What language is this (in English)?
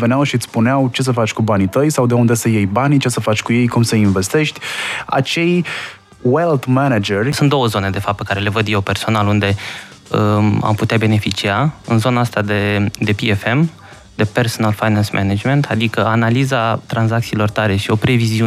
Romanian